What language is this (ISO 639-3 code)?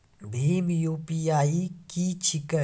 mai